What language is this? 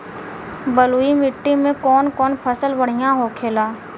Bhojpuri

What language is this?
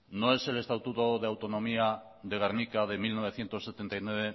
Spanish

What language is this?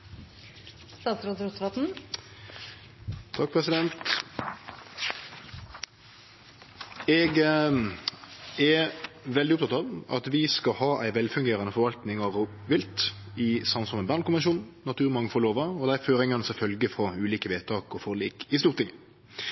Norwegian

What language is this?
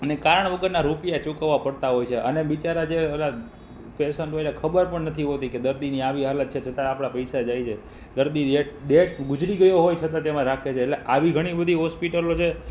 Gujarati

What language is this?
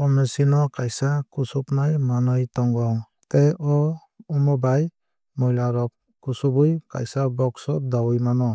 Kok Borok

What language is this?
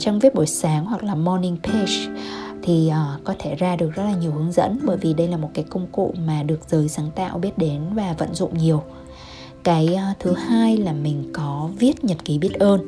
Vietnamese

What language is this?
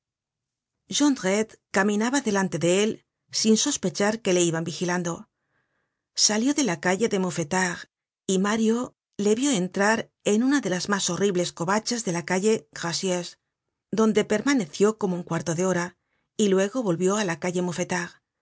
Spanish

